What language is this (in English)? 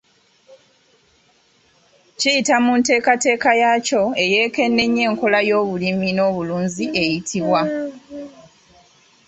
Ganda